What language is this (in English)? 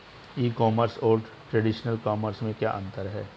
Hindi